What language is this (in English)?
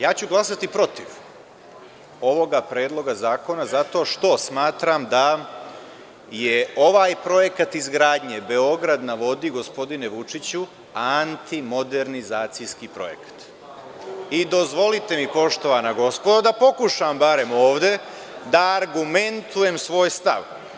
Serbian